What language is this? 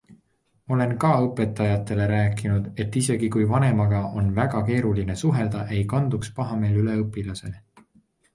Estonian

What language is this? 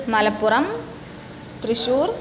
Sanskrit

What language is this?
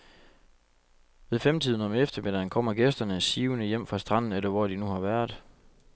Danish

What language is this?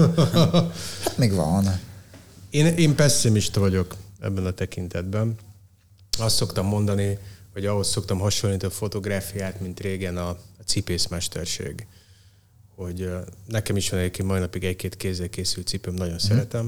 Hungarian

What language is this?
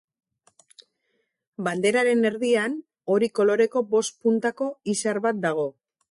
Basque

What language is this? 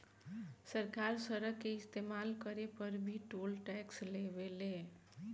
Bhojpuri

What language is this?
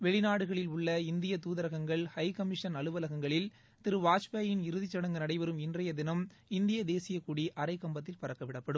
Tamil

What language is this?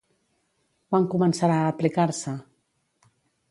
Catalan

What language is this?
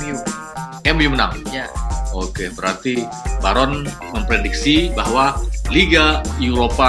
Indonesian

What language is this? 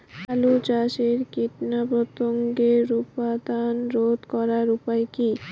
Bangla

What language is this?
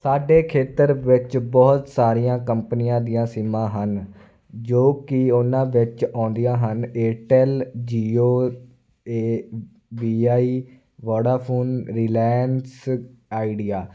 Punjabi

